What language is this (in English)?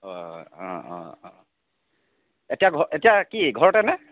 Assamese